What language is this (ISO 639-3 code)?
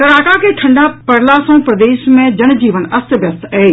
mai